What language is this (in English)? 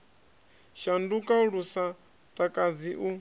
Venda